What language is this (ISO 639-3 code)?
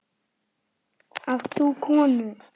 isl